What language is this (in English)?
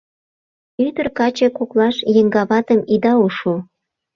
Mari